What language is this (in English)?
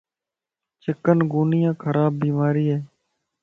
Lasi